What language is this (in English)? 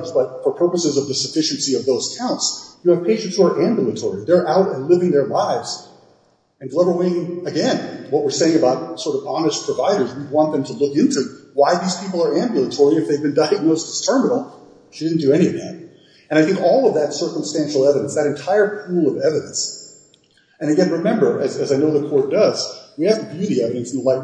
English